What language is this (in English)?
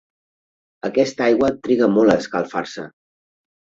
Catalan